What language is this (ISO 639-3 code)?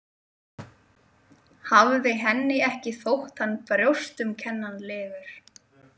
isl